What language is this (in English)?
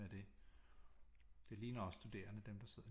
Danish